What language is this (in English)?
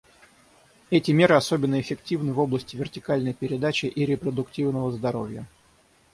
Russian